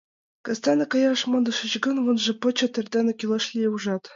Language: Mari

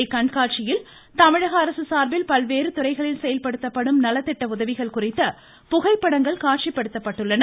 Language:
Tamil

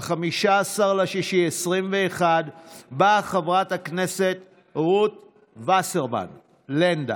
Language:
Hebrew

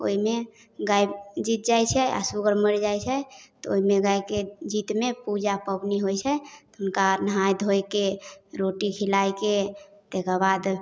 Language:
Maithili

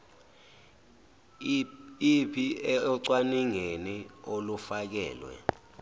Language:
Zulu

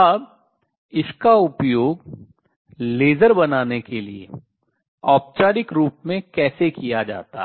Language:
Hindi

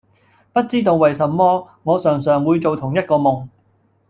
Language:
Cantonese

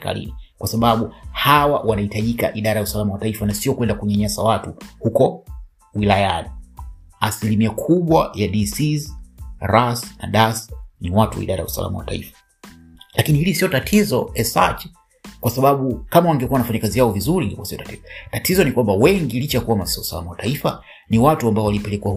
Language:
Swahili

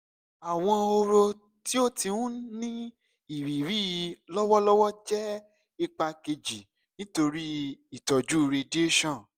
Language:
Yoruba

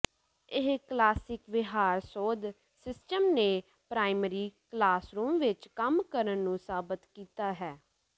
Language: Punjabi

